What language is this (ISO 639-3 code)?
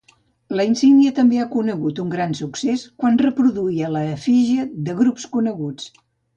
cat